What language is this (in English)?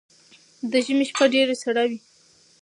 Pashto